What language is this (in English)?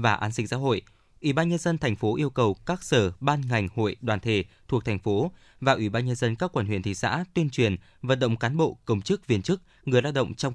Vietnamese